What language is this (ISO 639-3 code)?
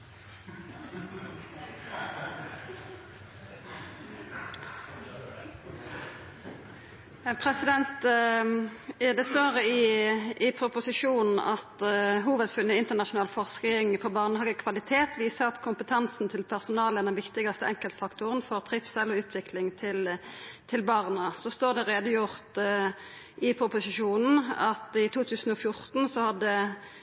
nno